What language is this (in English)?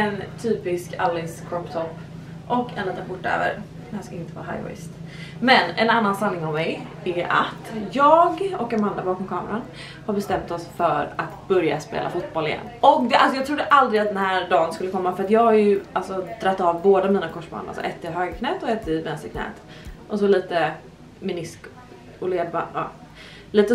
Swedish